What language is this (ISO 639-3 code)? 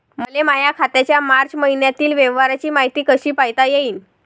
mar